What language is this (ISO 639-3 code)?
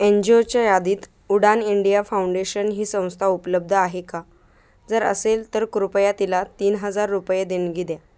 mar